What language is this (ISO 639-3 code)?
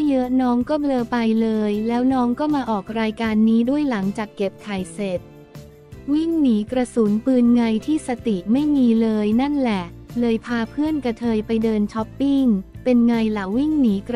tha